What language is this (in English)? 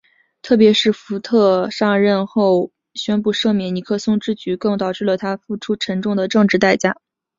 Chinese